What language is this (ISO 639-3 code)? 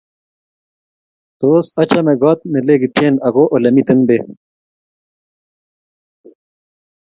kln